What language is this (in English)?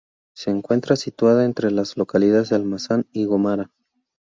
Spanish